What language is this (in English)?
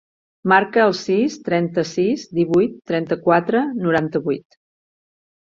Catalan